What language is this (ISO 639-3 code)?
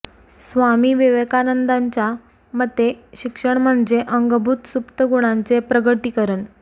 mar